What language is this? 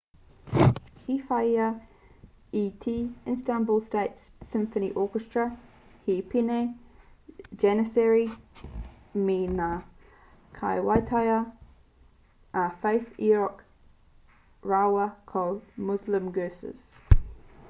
Māori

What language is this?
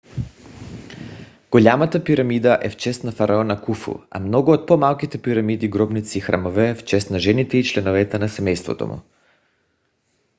Bulgarian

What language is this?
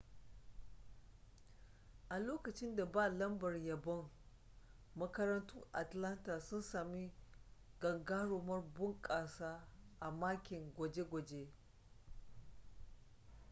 Hausa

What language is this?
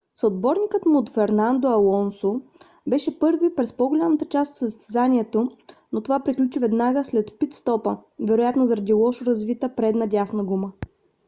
Bulgarian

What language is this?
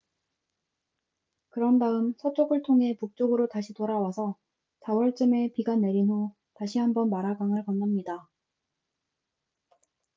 Korean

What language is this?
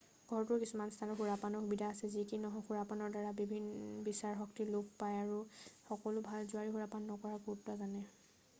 Assamese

